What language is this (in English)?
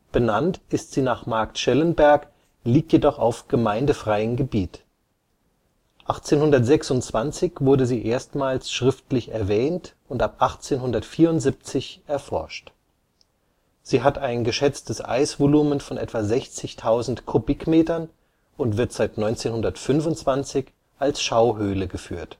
German